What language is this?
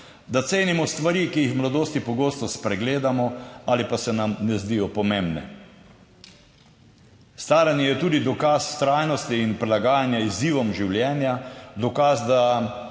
Slovenian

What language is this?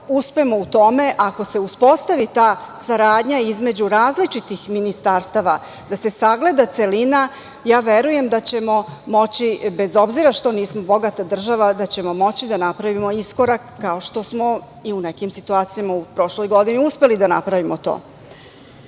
Serbian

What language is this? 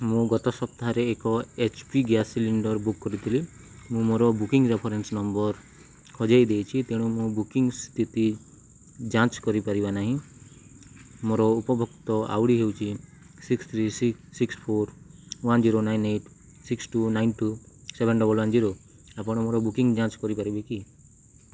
Odia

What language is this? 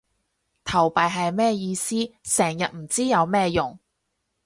Cantonese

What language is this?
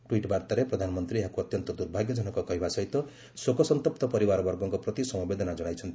Odia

